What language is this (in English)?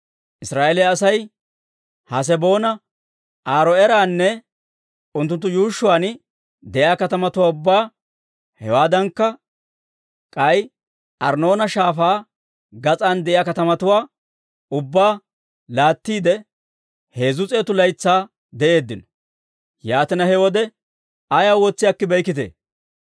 Dawro